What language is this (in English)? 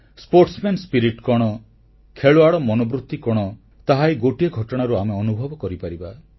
Odia